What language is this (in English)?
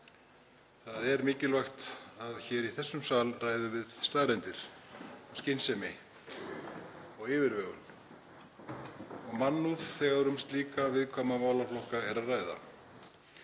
Icelandic